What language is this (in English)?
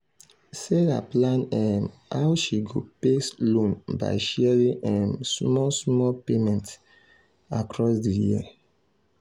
Nigerian Pidgin